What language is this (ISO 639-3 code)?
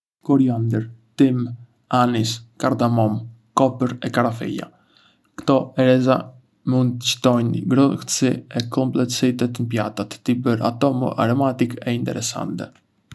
aae